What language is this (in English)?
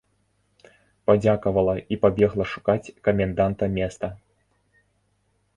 Belarusian